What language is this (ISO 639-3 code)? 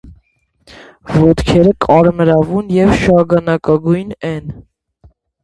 hye